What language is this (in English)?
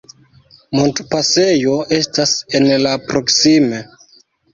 Esperanto